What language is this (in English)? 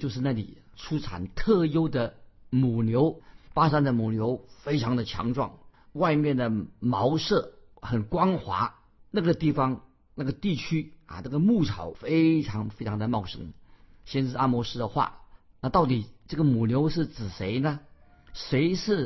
Chinese